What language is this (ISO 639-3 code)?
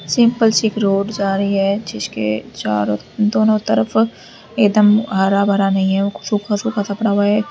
hin